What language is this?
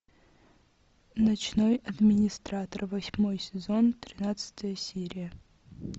Russian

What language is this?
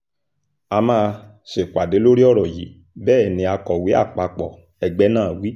Yoruba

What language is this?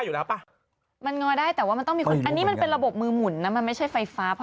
Thai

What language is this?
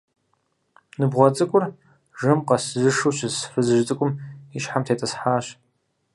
Kabardian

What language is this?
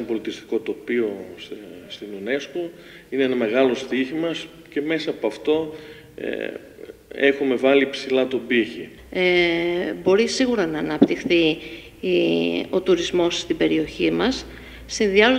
Greek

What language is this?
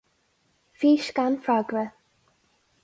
Irish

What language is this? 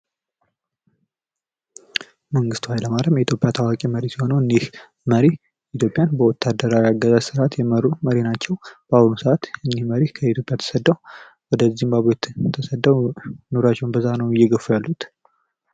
Amharic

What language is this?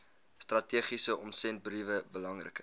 Afrikaans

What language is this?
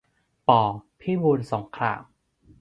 Thai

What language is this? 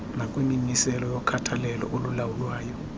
Xhosa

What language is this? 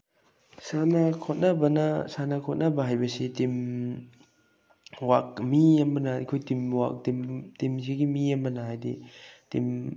Manipuri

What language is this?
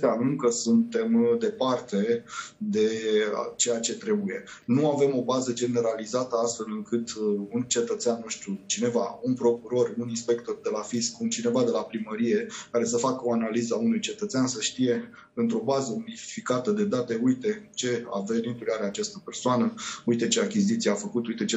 Romanian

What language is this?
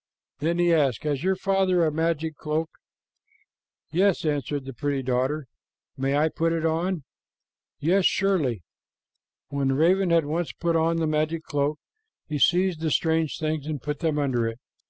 English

